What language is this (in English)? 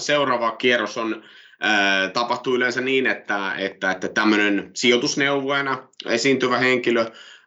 Finnish